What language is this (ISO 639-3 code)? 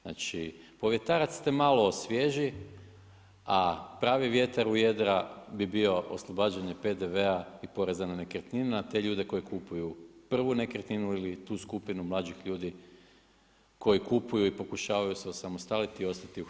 hrv